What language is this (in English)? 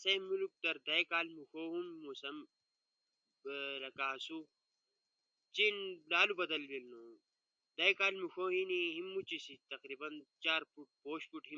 Ushojo